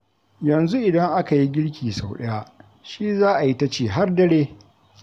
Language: Hausa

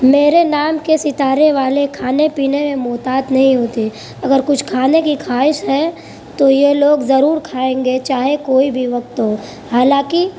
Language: Urdu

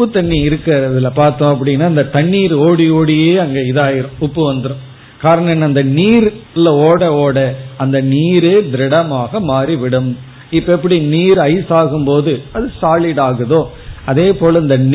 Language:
Tamil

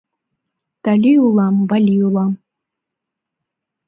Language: Mari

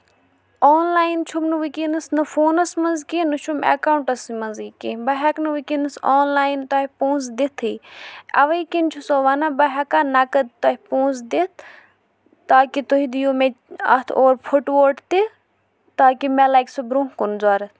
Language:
Kashmiri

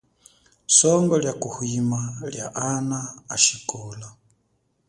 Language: Chokwe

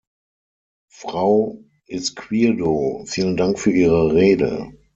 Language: German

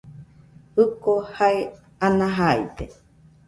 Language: Nüpode Huitoto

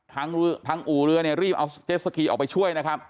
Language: Thai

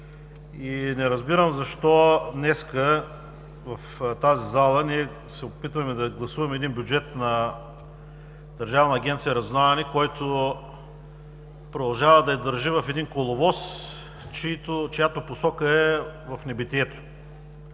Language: Bulgarian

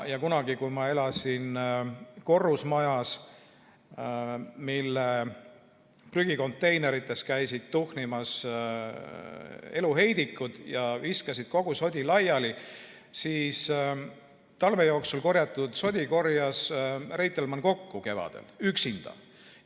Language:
Estonian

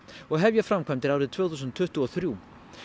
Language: Icelandic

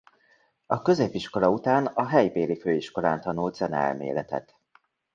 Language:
Hungarian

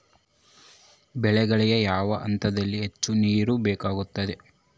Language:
Kannada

